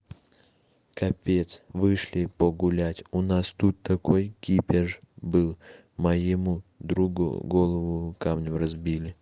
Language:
Russian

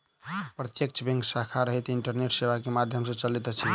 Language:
Maithili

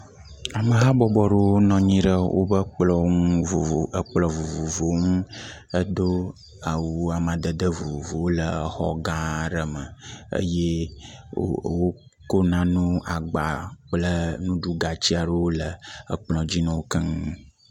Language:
Ewe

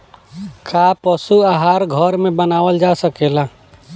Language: Bhojpuri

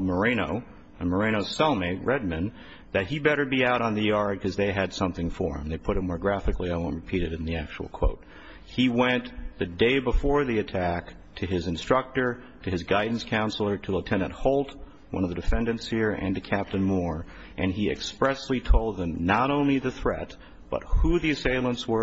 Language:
English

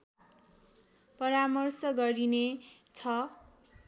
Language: Nepali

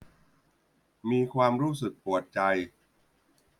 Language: Thai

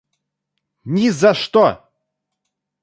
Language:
Russian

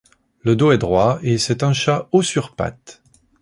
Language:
French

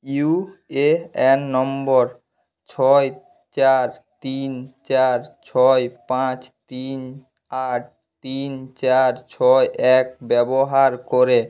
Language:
Bangla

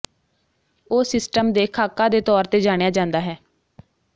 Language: Punjabi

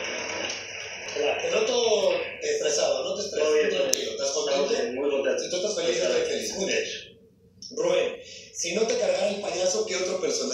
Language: Spanish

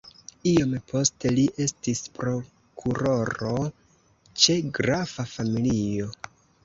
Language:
Esperanto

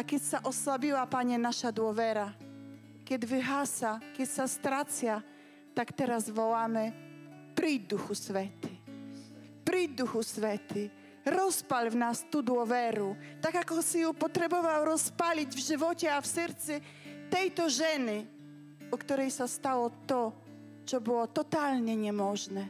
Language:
Slovak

